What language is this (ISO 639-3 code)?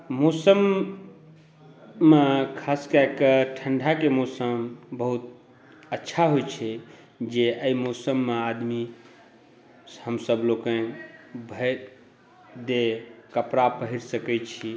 mai